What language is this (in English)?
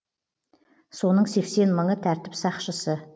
Kazakh